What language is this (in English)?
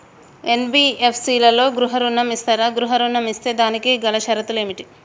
Telugu